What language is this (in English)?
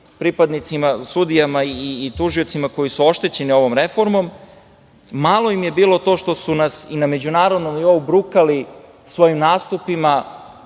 Serbian